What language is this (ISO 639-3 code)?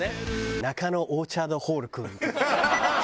jpn